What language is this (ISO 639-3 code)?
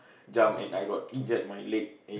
eng